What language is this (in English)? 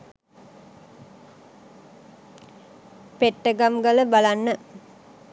Sinhala